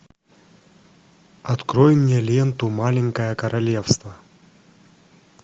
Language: Russian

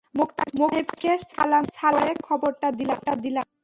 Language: Bangla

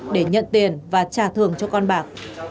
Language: Vietnamese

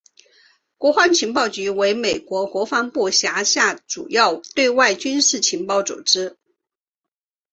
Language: Chinese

